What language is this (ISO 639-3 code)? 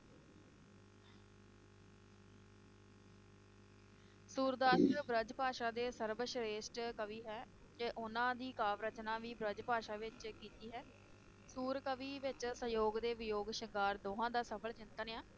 pan